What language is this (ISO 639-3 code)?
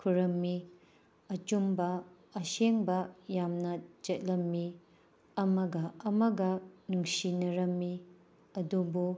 mni